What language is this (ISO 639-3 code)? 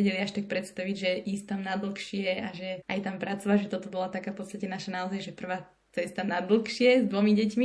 slk